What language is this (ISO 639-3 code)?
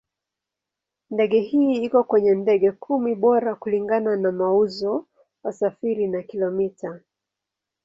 swa